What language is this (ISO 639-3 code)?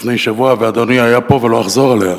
heb